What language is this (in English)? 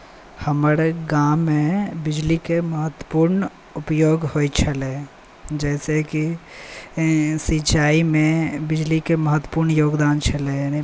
Maithili